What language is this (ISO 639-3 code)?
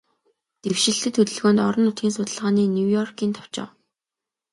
mon